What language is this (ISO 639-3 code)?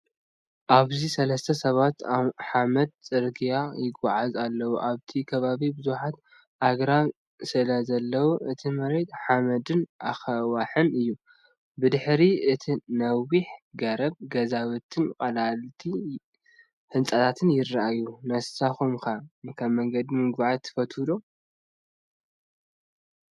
tir